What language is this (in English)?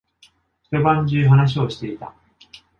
Japanese